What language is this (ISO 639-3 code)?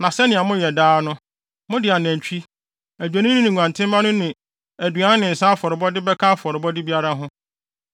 aka